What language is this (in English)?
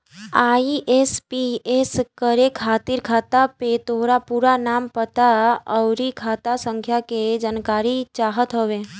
Bhojpuri